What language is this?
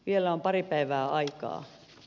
Finnish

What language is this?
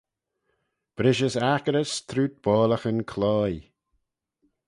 Manx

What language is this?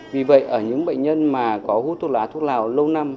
Vietnamese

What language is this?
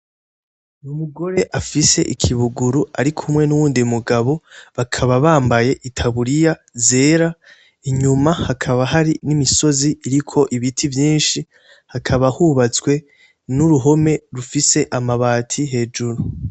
Rundi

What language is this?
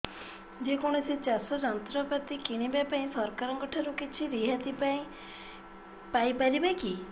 Odia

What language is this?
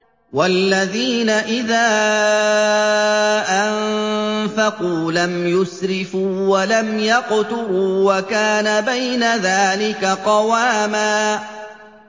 Arabic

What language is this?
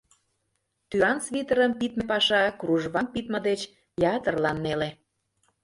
Mari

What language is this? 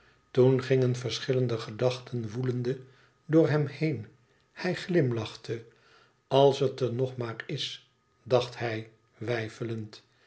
Dutch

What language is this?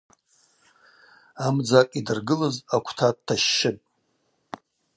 Abaza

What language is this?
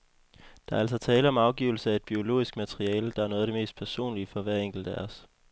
Danish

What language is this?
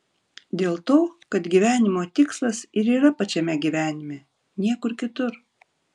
Lithuanian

